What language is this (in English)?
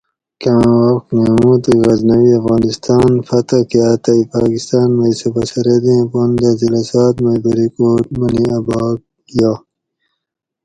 Gawri